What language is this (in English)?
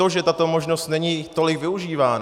Czech